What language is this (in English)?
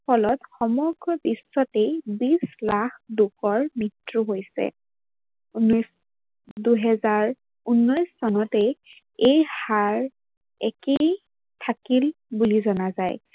Assamese